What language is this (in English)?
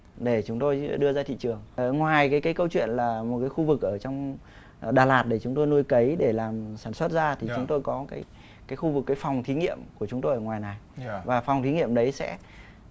Vietnamese